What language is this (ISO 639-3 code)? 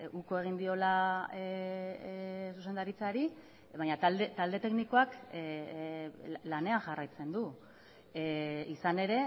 eus